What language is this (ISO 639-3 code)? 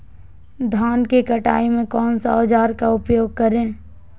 mag